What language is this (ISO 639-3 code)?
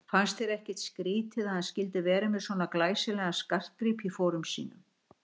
isl